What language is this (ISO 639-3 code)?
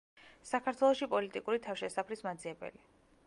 kat